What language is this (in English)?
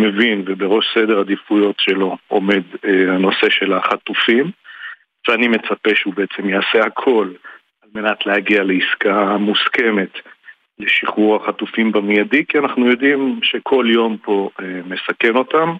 Hebrew